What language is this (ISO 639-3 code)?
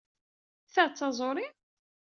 kab